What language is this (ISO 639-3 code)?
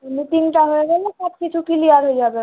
ben